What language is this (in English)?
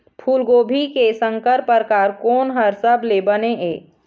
Chhattisgarhi